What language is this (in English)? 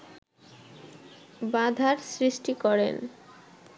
Bangla